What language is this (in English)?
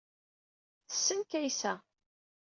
Kabyle